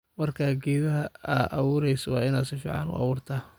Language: Somali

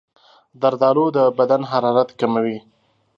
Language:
Pashto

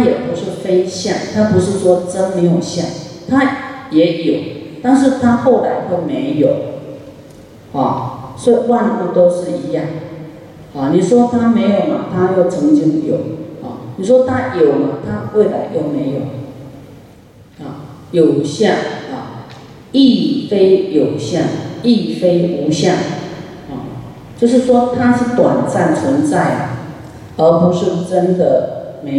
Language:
Chinese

